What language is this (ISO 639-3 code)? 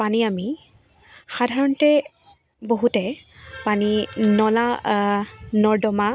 asm